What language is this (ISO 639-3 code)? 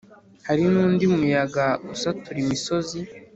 kin